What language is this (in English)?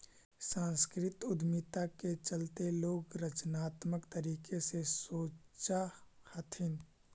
Magahi